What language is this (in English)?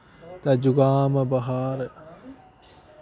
Dogri